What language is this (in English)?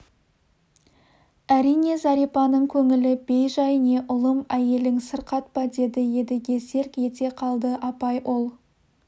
Kazakh